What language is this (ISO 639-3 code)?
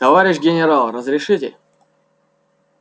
rus